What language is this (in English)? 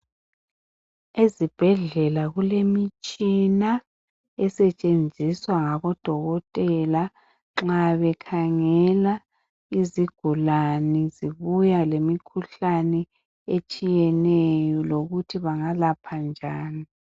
North Ndebele